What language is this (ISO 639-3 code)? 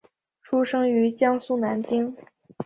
zho